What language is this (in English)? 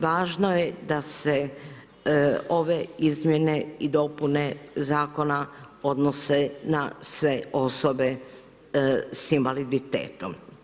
Croatian